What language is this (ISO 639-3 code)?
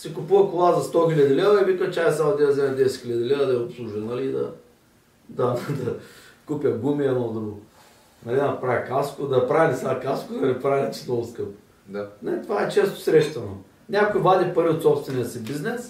bul